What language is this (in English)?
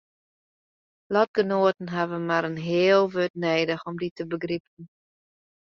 Western Frisian